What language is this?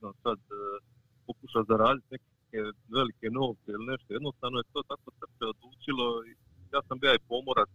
Croatian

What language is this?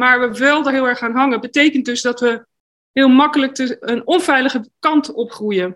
Dutch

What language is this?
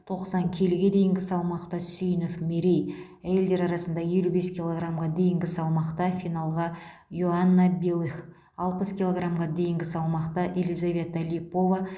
Kazakh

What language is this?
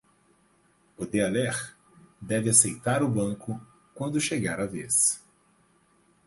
Portuguese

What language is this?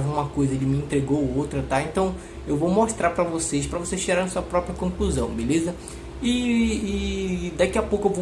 Portuguese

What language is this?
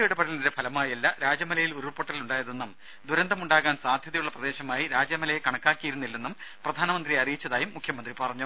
Malayalam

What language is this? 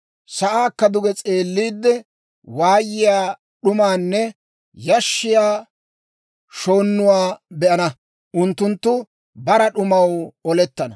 Dawro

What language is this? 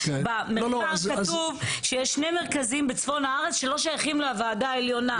Hebrew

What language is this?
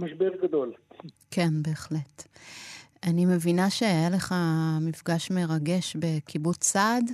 Hebrew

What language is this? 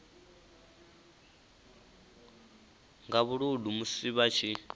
Venda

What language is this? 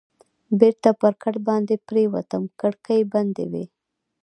Pashto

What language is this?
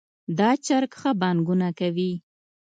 Pashto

